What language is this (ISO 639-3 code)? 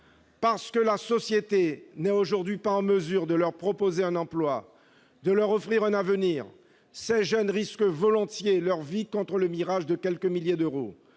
fra